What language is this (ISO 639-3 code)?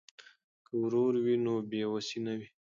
pus